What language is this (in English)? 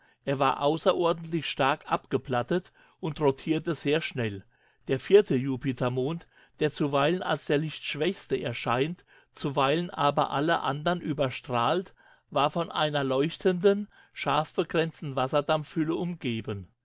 German